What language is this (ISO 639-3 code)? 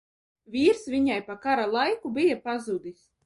lav